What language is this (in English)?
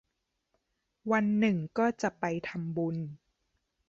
Thai